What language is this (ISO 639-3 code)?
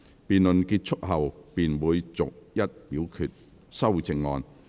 yue